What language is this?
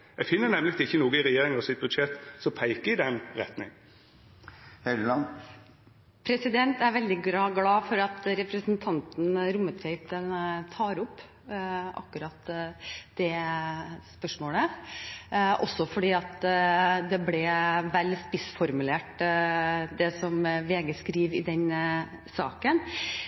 Norwegian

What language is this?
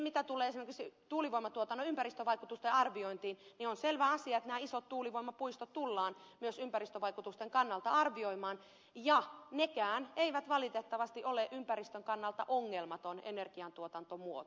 Finnish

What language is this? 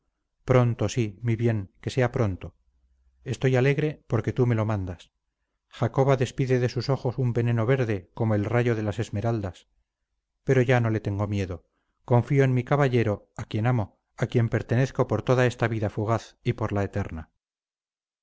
Spanish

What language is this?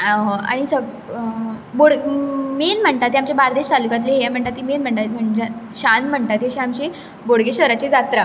Konkani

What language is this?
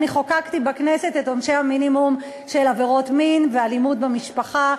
Hebrew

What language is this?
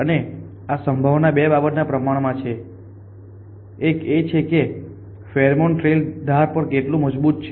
Gujarati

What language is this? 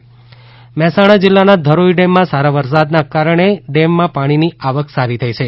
Gujarati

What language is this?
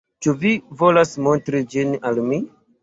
Esperanto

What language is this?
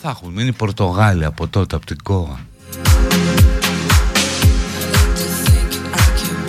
Greek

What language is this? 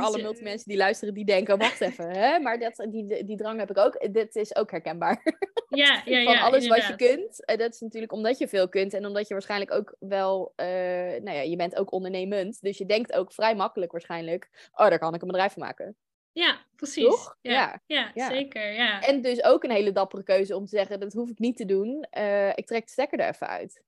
Dutch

